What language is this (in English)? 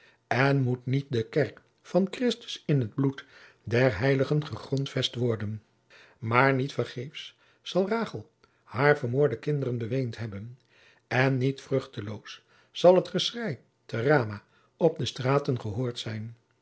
Dutch